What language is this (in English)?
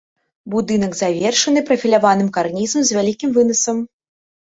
Belarusian